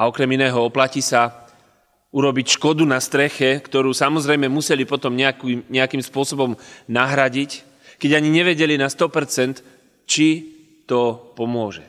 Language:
Slovak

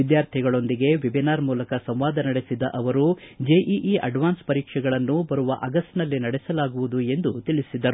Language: Kannada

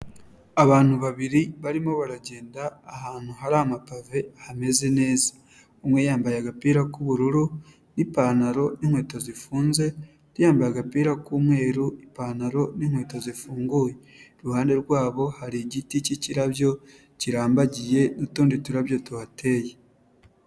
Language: Kinyarwanda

